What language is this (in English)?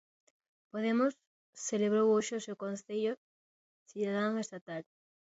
Galician